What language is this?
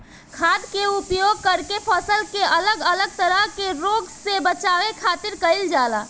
Bhojpuri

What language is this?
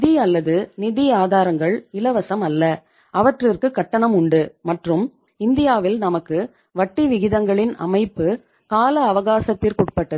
Tamil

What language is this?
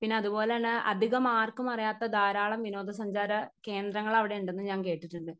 Malayalam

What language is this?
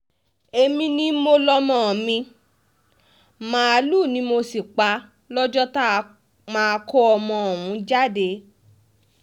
Yoruba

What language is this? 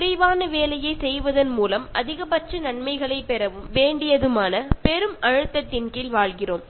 Malayalam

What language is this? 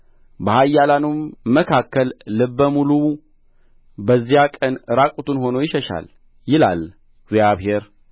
Amharic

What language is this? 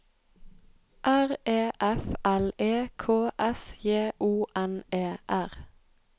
Norwegian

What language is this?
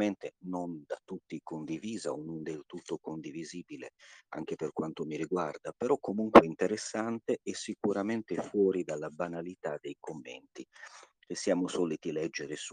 Italian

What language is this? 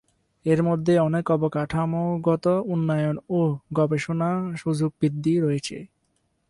Bangla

